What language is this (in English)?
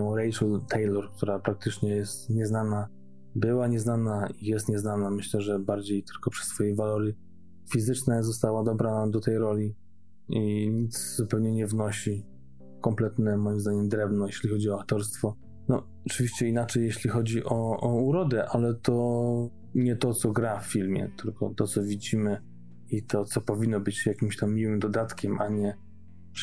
Polish